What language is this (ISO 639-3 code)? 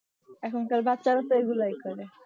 ben